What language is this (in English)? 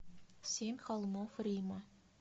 Russian